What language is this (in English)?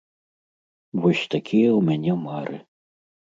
Belarusian